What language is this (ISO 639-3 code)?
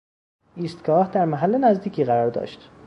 fas